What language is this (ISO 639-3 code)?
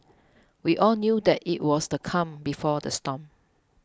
eng